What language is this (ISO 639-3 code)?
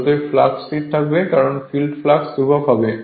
ben